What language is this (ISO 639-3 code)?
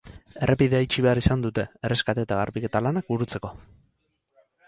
eus